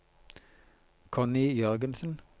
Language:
Norwegian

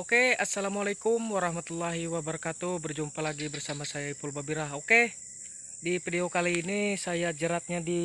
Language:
Indonesian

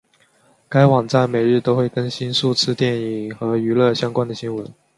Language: Chinese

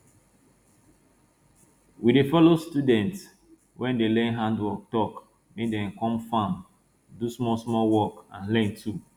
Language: Nigerian Pidgin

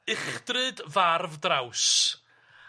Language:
Welsh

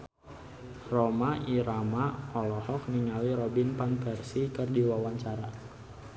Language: Sundanese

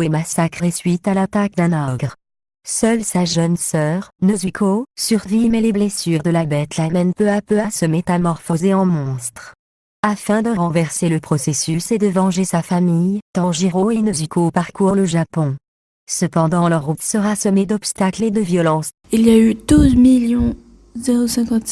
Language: French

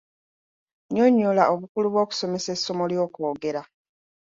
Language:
Ganda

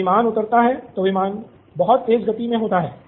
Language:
Hindi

